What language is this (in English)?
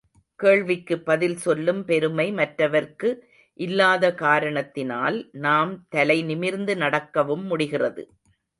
Tamil